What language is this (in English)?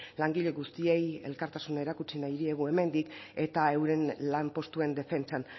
Basque